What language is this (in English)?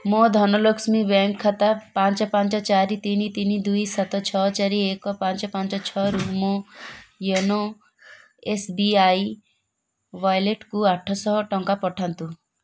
Odia